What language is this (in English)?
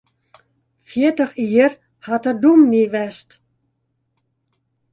Western Frisian